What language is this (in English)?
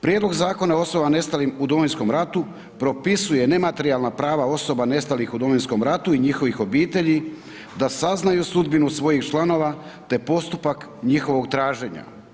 Croatian